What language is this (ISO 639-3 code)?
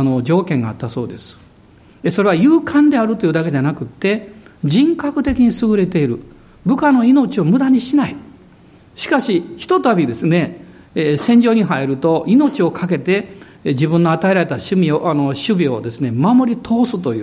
jpn